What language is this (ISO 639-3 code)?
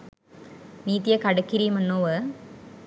sin